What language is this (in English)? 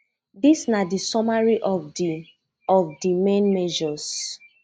Nigerian Pidgin